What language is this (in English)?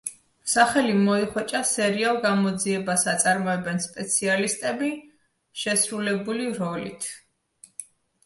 Georgian